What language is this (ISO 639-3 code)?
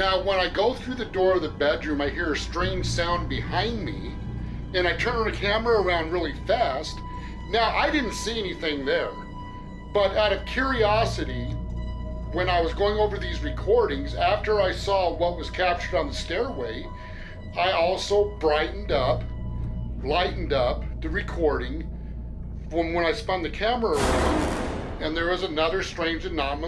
vie